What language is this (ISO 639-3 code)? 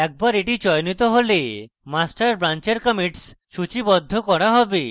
ben